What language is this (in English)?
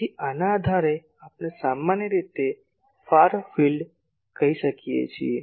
Gujarati